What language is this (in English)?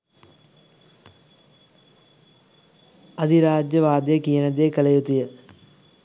Sinhala